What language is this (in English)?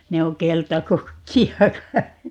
Finnish